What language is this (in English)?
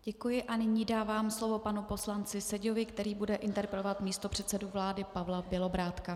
Czech